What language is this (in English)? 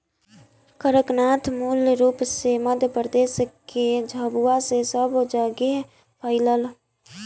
Bhojpuri